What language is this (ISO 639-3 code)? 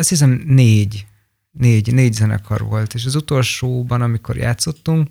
hun